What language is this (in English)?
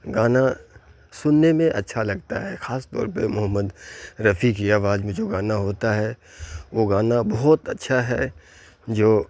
Urdu